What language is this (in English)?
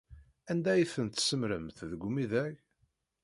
Kabyle